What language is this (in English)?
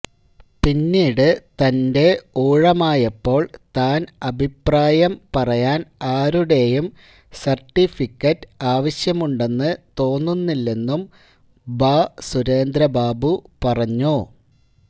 Malayalam